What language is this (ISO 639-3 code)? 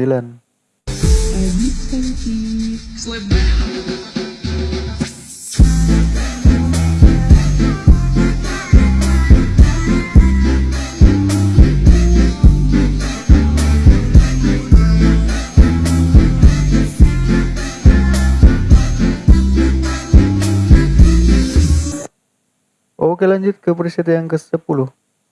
ind